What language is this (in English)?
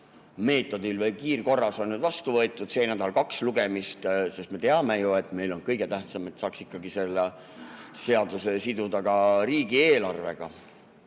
Estonian